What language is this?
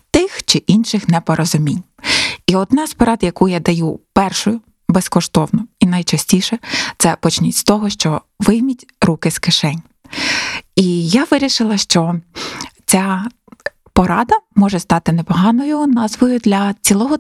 Ukrainian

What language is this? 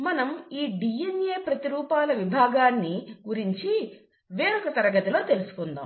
Telugu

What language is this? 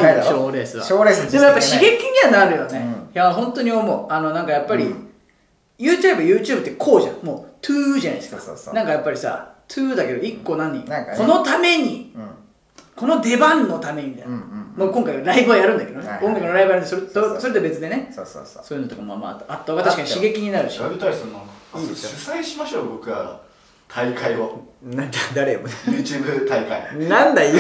Japanese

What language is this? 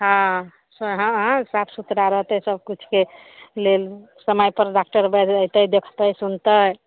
Maithili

